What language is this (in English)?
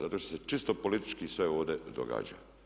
Croatian